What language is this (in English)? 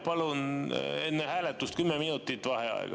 Estonian